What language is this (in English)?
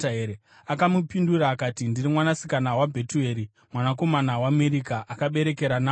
Shona